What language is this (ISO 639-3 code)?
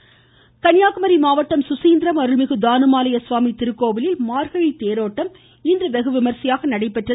tam